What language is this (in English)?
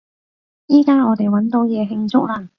Cantonese